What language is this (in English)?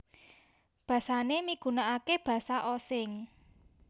Javanese